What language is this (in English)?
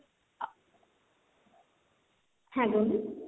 Bangla